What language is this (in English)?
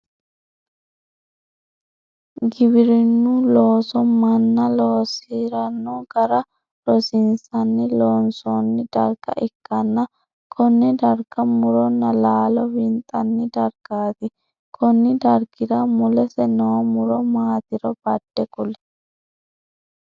Sidamo